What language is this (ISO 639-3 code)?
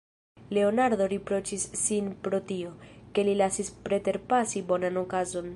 epo